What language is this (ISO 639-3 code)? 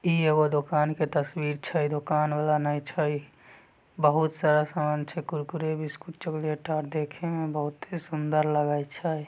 mag